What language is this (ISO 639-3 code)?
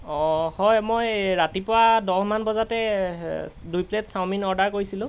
asm